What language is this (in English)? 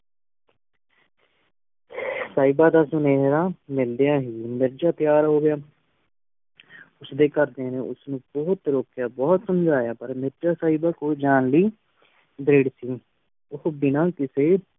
Punjabi